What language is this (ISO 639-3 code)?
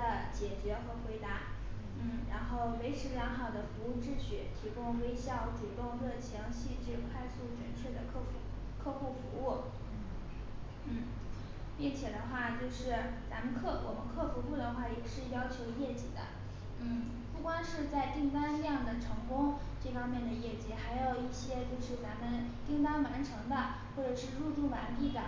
zho